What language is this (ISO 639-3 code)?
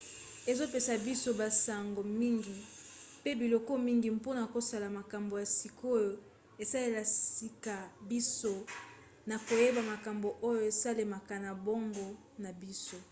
lin